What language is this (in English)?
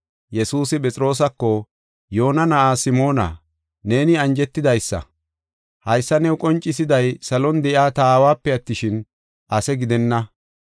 Gofa